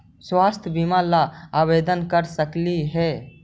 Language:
Magahi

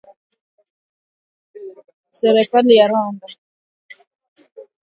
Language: Swahili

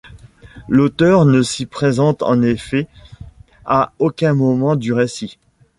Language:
French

